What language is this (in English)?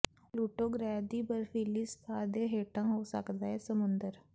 Punjabi